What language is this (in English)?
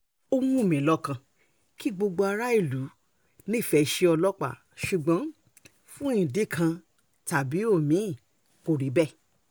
Yoruba